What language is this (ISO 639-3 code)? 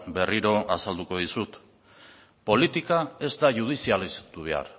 eus